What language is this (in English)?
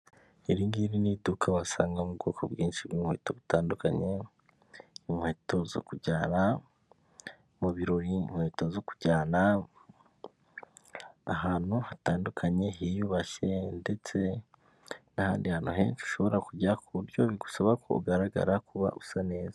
Kinyarwanda